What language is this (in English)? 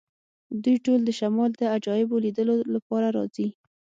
Pashto